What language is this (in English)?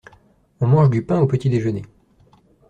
French